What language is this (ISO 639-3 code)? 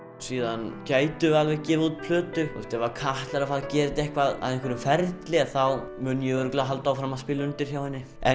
isl